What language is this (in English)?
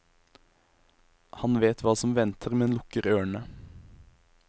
Norwegian